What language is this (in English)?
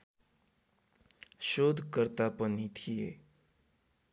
Nepali